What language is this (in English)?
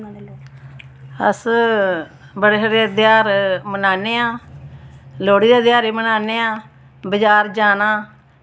Dogri